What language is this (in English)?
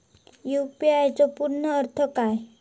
Marathi